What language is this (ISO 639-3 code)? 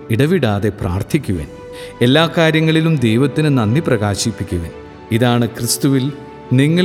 mal